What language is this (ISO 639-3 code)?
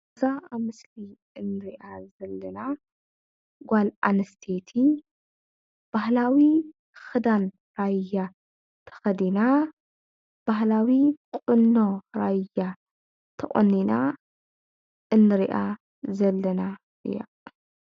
tir